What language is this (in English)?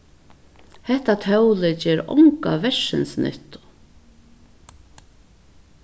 Faroese